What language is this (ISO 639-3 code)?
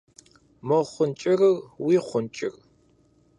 kbd